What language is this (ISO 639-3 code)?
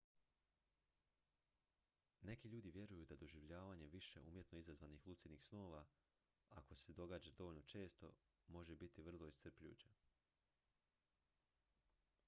hrv